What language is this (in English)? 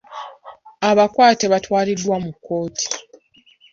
Ganda